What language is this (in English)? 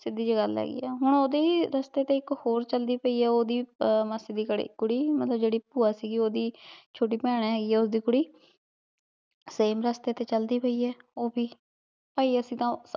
Punjabi